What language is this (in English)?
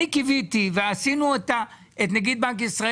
Hebrew